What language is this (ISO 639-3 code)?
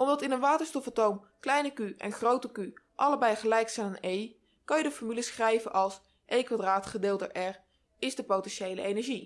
nld